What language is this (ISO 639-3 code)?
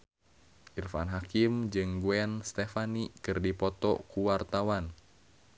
sun